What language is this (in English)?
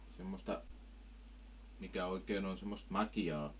Finnish